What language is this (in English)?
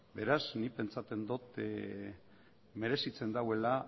Basque